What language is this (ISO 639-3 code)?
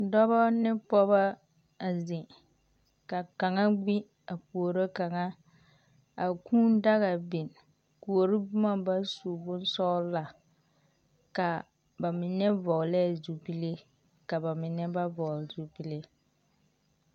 dga